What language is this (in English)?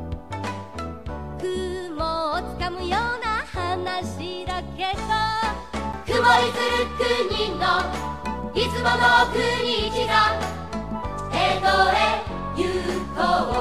Japanese